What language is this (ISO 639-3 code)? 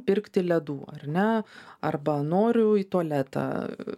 lit